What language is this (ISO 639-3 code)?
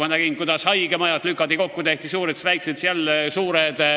est